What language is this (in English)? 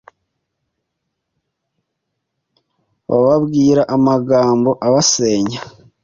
Kinyarwanda